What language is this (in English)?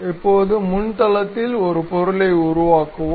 Tamil